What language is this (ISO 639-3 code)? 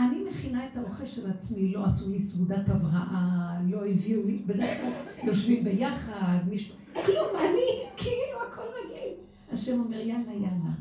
heb